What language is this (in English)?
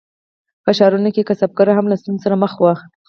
Pashto